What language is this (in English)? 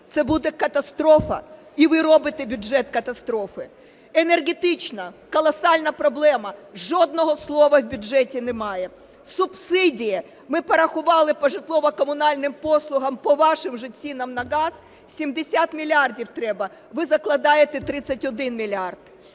Ukrainian